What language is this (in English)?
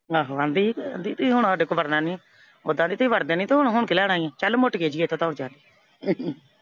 Punjabi